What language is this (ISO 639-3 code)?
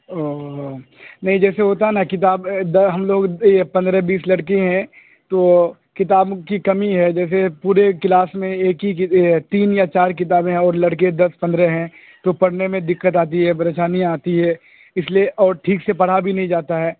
urd